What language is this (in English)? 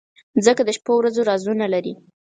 Pashto